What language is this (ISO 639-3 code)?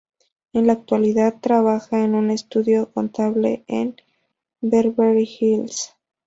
spa